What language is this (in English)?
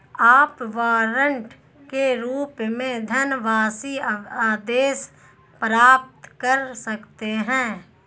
Hindi